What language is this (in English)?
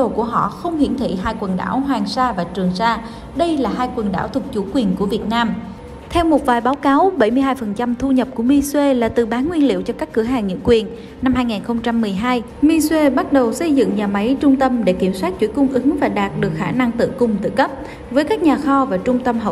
Vietnamese